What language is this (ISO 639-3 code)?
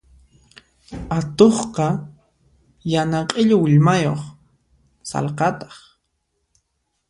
qxp